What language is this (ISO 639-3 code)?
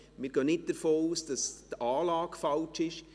gsw